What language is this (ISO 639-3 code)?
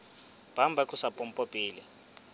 sot